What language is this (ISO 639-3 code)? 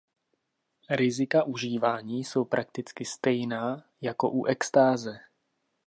ces